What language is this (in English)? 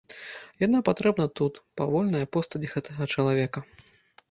Belarusian